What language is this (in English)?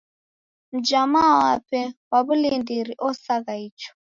Taita